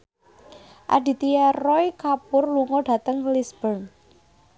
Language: Javanese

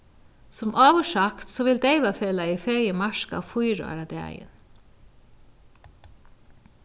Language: Faroese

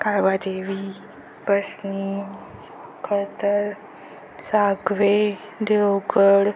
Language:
Marathi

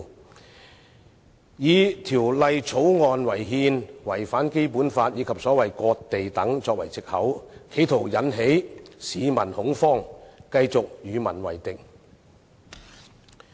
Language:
Cantonese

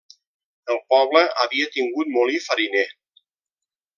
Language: Catalan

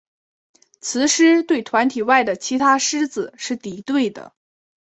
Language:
Chinese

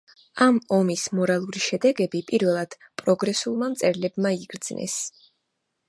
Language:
Georgian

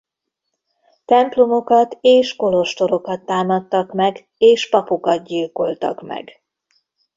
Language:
Hungarian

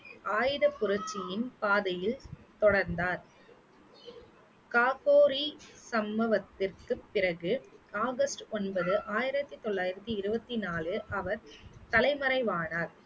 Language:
Tamil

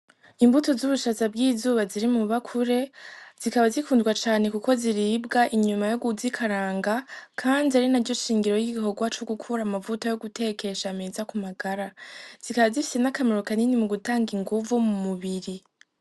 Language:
Rundi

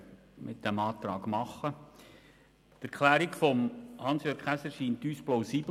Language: Swiss German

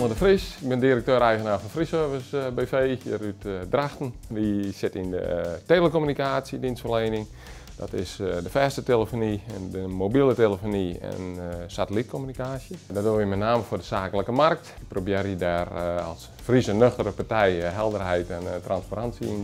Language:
Dutch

